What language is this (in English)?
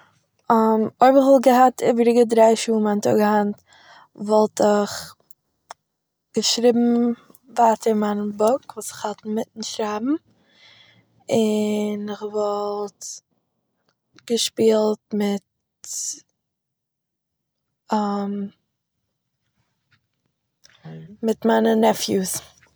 Yiddish